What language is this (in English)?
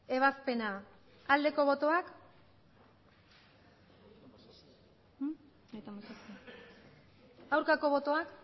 Basque